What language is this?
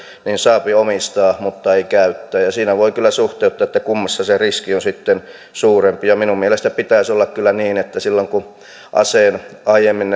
Finnish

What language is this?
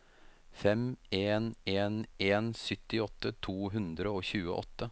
Norwegian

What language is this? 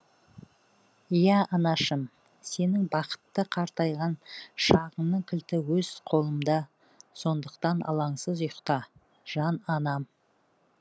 Kazakh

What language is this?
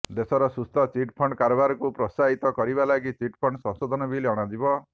Odia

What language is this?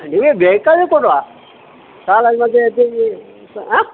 Kannada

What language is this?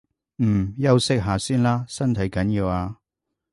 Cantonese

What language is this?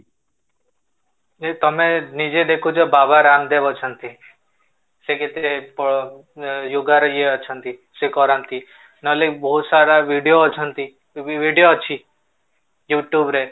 Odia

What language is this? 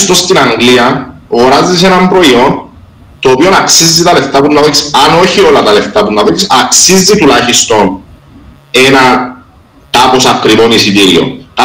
Greek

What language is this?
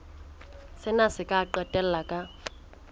Southern Sotho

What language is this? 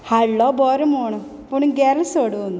Konkani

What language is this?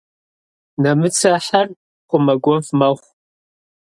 Kabardian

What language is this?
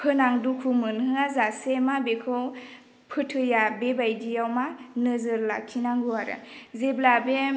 Bodo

